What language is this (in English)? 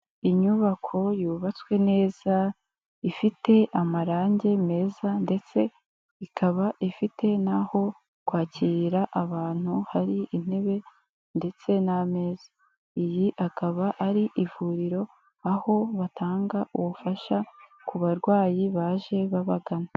Kinyarwanda